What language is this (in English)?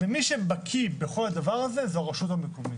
Hebrew